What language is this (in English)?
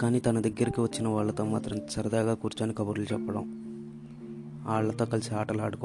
Telugu